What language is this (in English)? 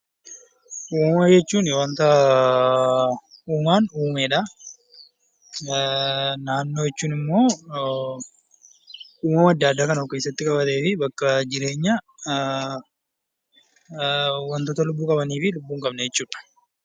Oromo